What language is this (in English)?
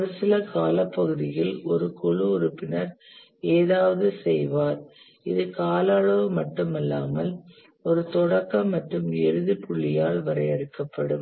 Tamil